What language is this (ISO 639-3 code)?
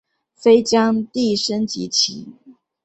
zho